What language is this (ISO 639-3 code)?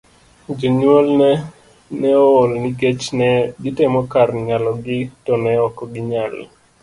luo